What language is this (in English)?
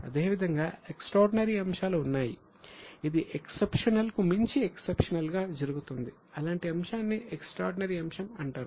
Telugu